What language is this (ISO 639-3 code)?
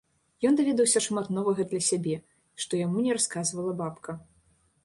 bel